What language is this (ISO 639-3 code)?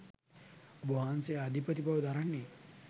sin